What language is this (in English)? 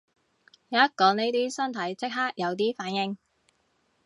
Cantonese